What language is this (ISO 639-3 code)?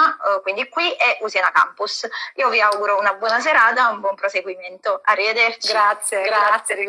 ita